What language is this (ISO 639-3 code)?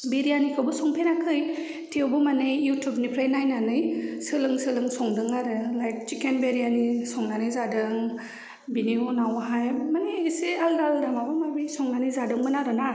brx